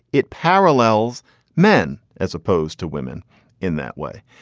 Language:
English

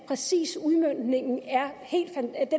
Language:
Danish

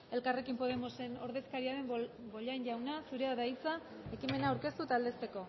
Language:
Basque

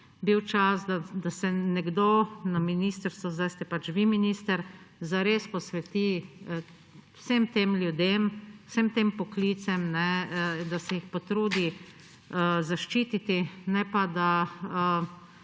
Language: Slovenian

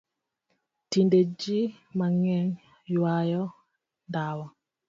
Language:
Luo (Kenya and Tanzania)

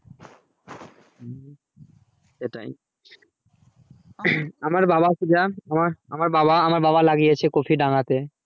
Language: Bangla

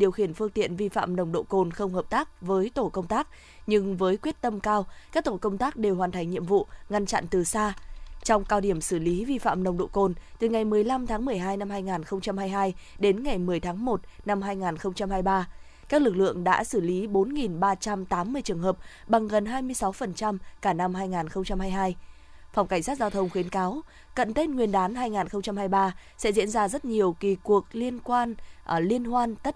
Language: Vietnamese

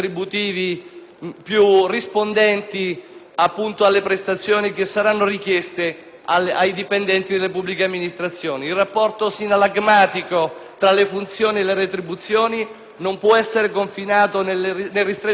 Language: Italian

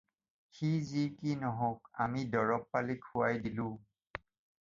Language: Assamese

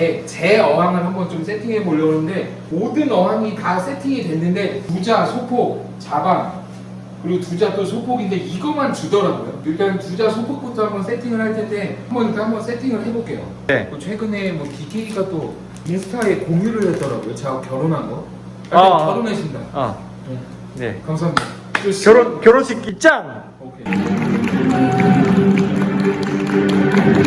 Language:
Korean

